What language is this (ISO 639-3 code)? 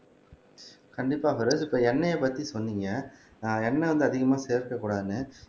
tam